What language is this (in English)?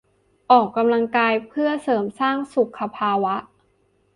Thai